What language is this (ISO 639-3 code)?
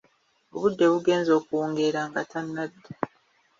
lug